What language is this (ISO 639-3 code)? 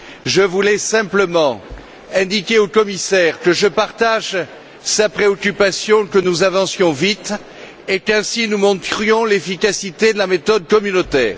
fra